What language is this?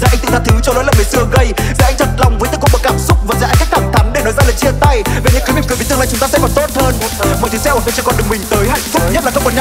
Vietnamese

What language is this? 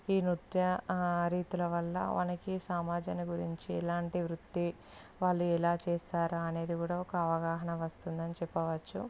Telugu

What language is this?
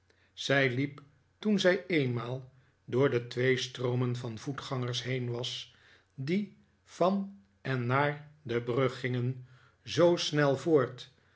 Dutch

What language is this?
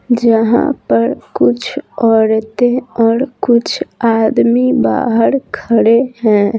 Hindi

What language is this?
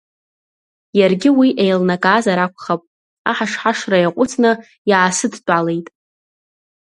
Abkhazian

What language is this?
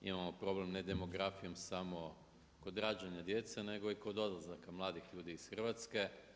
Croatian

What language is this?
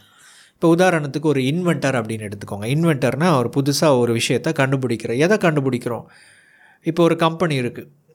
Tamil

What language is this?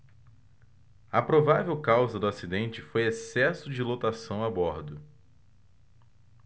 Portuguese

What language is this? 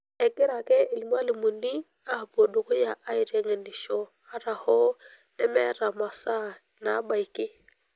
Masai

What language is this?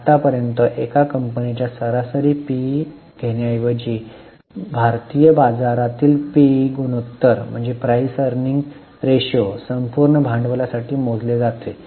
Marathi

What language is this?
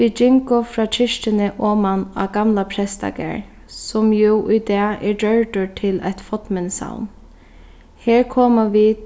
Faroese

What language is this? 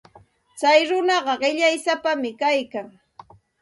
Santa Ana de Tusi Pasco Quechua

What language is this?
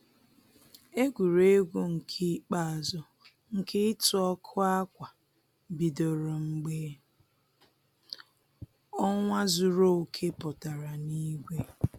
Igbo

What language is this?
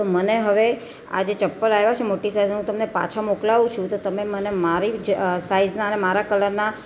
Gujarati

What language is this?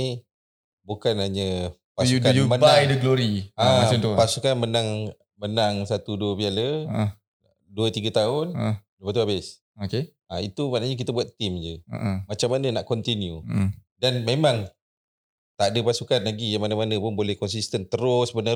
Malay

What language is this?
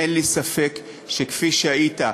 Hebrew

